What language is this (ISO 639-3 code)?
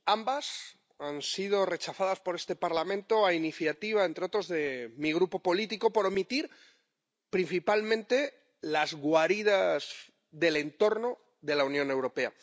spa